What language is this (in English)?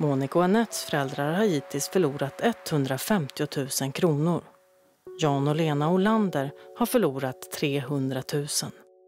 Swedish